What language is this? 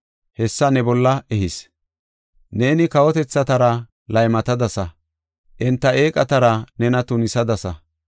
Gofa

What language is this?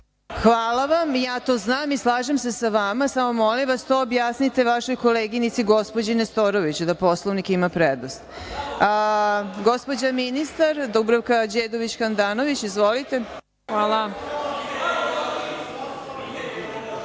Serbian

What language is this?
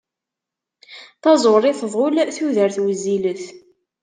Kabyle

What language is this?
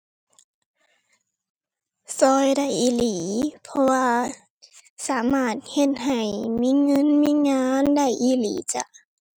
Thai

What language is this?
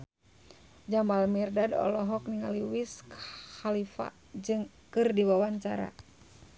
Sundanese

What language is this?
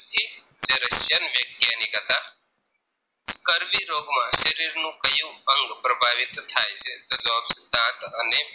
Gujarati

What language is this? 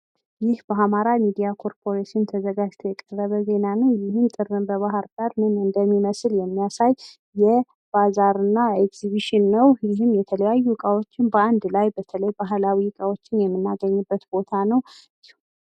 Amharic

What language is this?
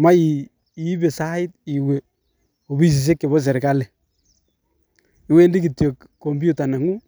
Kalenjin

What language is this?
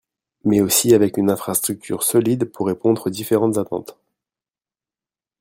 French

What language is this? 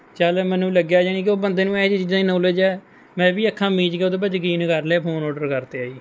Punjabi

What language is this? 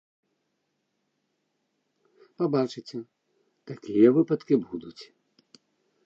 Belarusian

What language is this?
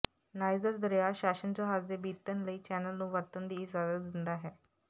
Punjabi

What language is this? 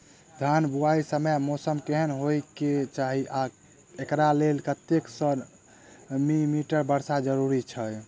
Maithili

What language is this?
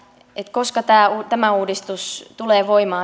Finnish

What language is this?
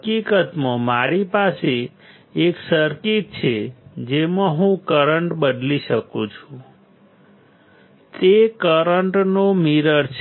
Gujarati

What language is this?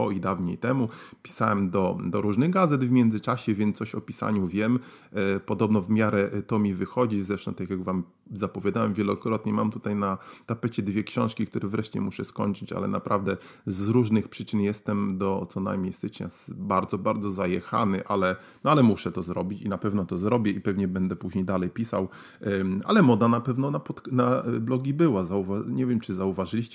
Polish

